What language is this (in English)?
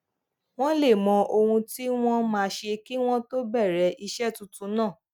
Yoruba